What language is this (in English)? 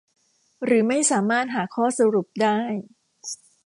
Thai